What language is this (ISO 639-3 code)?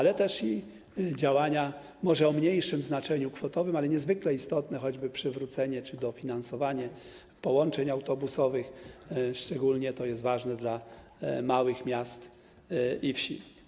pol